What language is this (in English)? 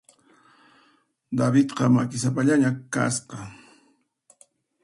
Puno Quechua